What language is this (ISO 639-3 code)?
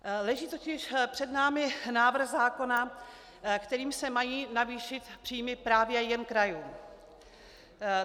ces